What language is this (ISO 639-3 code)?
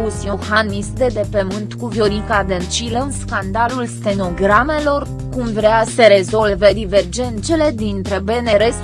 ron